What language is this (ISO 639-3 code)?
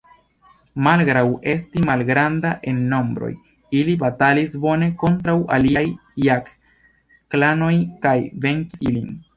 epo